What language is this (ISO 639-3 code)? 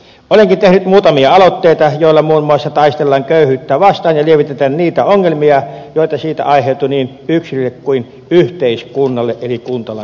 fin